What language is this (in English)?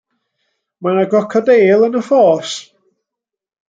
Welsh